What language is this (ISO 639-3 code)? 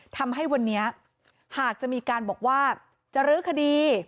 tha